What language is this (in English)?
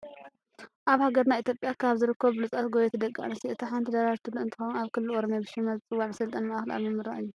Tigrinya